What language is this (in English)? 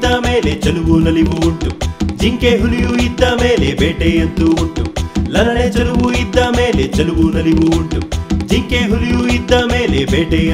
Arabic